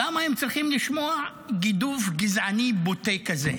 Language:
Hebrew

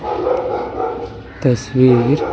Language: Hindi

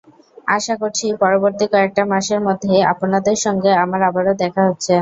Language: Bangla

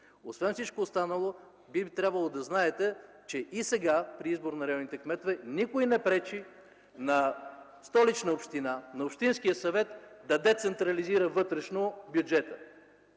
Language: Bulgarian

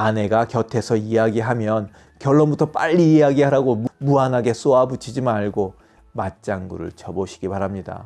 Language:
Korean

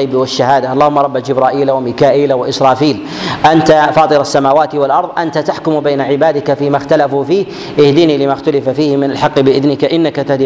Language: Arabic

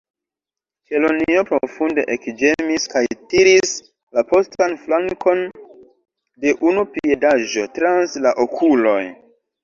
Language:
Esperanto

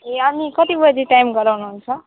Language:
Nepali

